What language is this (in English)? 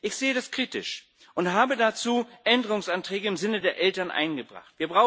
German